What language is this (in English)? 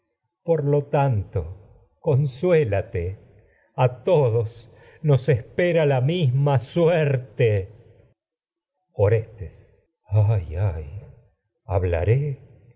Spanish